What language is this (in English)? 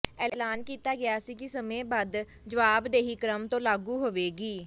Punjabi